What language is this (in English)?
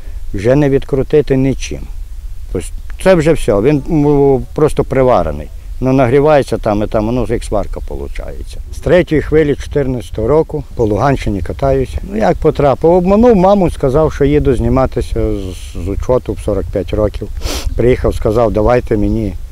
Ukrainian